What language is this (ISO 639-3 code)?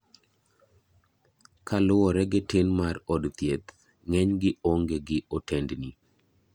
luo